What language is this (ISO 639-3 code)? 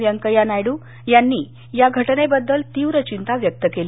mar